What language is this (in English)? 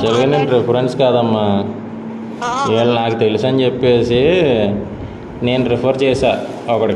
Telugu